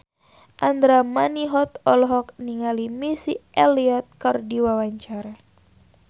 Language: Sundanese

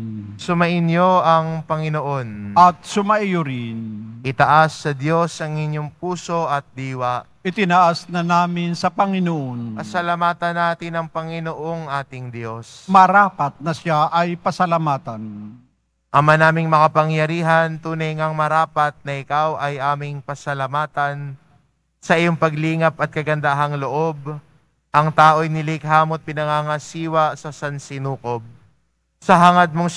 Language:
Filipino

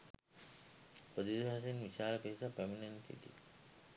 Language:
Sinhala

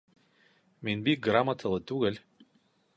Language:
Bashkir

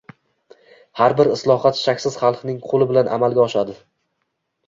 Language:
Uzbek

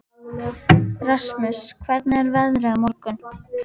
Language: Icelandic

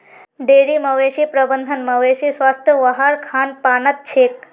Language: Magahi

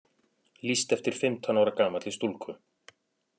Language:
Icelandic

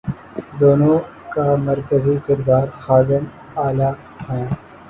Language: Urdu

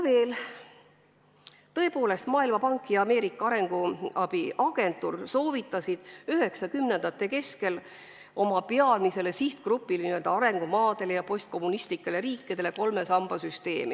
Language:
Estonian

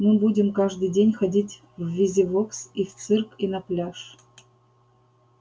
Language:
Russian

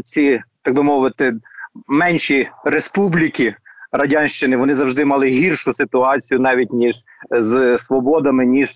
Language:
Ukrainian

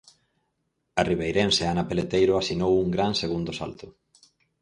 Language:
Galician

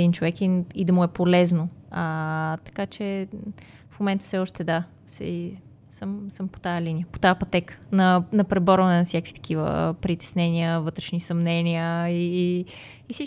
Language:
Bulgarian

